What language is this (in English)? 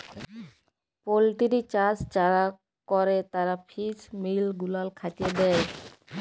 Bangla